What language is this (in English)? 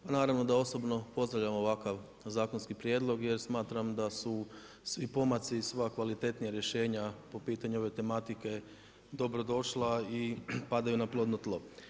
Croatian